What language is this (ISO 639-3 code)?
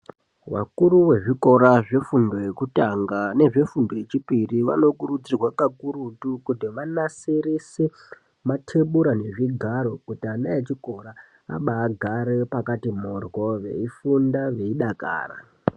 ndc